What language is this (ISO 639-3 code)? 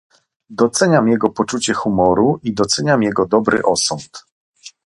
pol